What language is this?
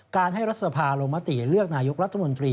Thai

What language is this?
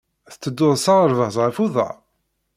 Kabyle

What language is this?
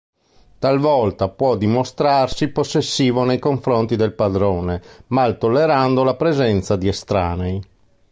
Italian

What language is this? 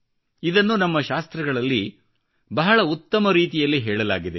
Kannada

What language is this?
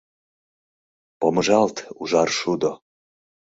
Mari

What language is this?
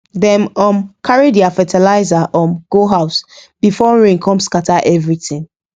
Nigerian Pidgin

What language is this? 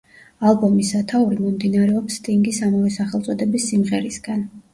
Georgian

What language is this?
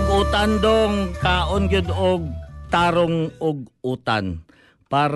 Filipino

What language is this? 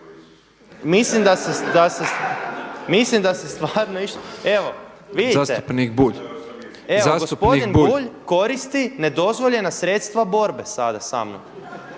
Croatian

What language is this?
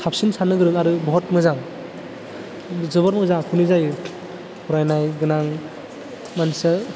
Bodo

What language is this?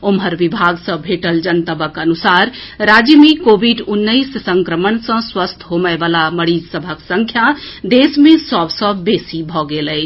Maithili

